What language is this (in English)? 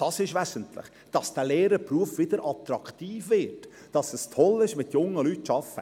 Swiss German